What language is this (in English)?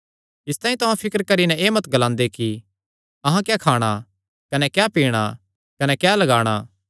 Kangri